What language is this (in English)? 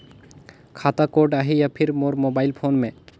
Chhattisgarhi